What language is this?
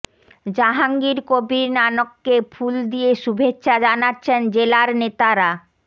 Bangla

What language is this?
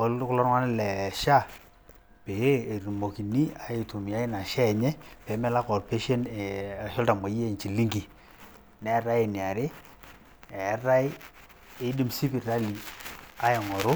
Masai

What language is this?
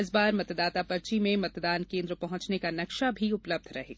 Hindi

